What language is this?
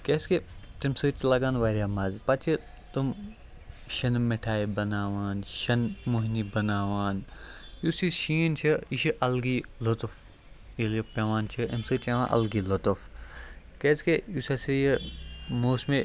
Kashmiri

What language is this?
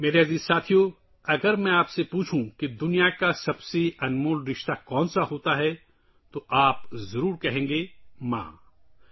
Urdu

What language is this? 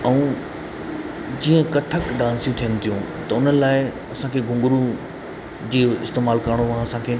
Sindhi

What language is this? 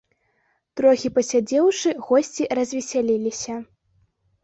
Belarusian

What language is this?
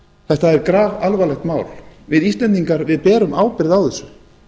Icelandic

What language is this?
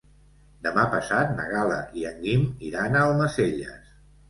Catalan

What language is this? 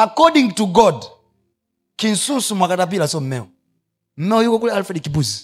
Swahili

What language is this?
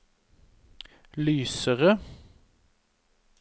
Norwegian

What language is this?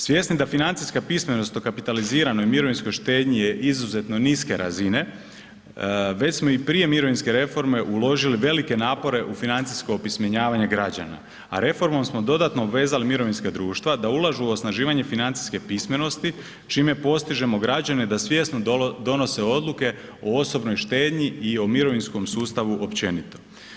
Croatian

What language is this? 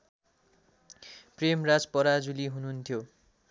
Nepali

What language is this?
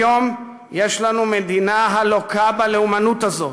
Hebrew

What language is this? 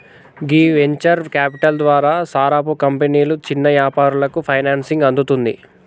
Telugu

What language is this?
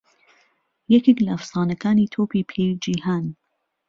Central Kurdish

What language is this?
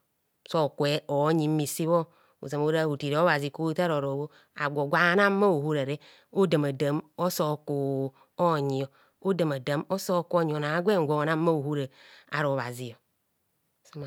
Kohumono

